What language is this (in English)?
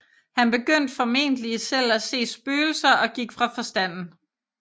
Danish